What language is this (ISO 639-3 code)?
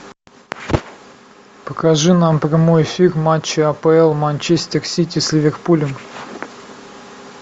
rus